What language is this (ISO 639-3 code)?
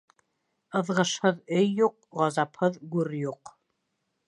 bak